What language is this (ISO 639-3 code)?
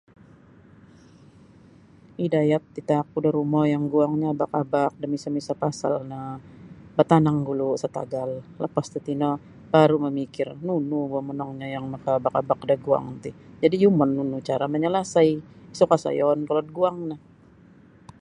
bsy